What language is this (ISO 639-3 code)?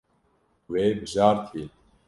kur